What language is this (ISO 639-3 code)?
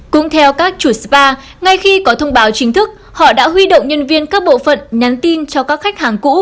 vie